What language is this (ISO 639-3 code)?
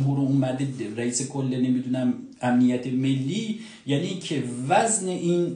fas